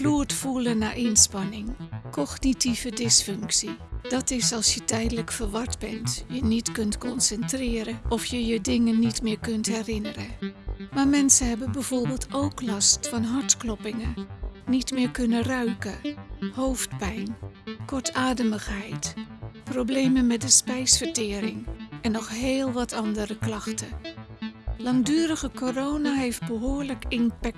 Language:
Dutch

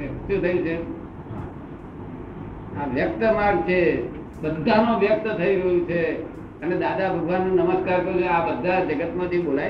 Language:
Gujarati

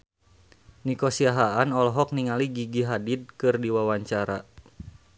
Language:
Sundanese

